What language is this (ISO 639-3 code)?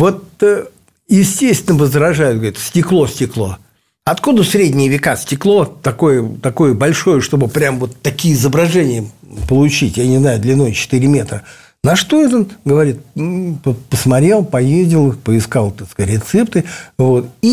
rus